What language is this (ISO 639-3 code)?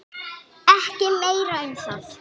isl